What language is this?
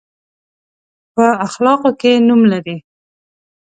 Pashto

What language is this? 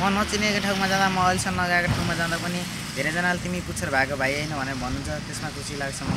Indonesian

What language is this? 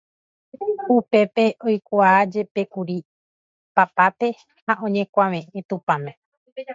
Guarani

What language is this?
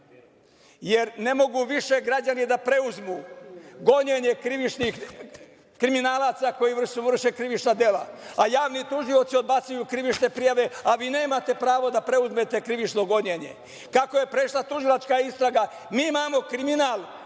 Serbian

